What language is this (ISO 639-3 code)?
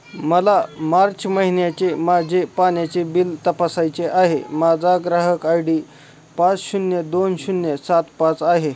mar